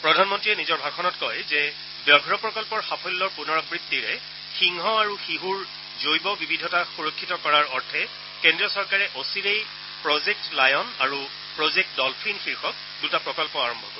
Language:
Assamese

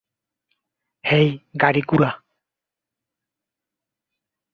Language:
Bangla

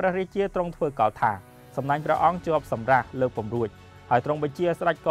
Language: Thai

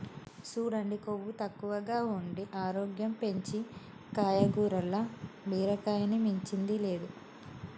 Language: Telugu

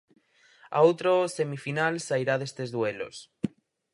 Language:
Galician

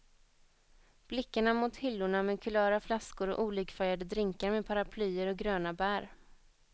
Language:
Swedish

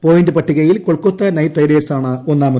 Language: Malayalam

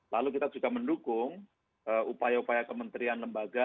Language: Indonesian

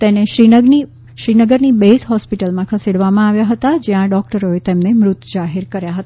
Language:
Gujarati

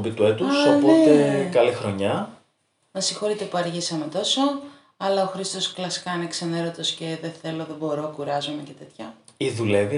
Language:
Greek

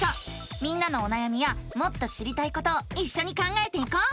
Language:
Japanese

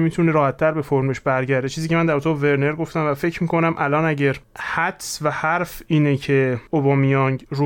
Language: Persian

